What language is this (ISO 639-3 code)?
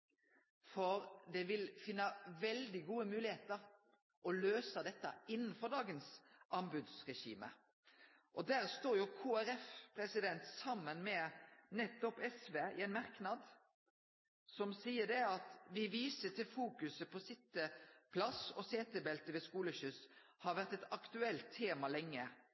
nno